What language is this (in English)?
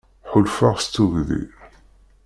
Kabyle